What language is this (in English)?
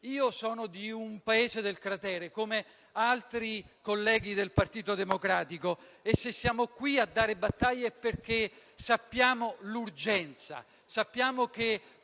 Italian